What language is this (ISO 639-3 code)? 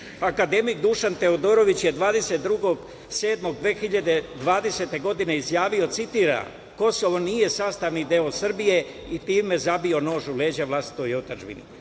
srp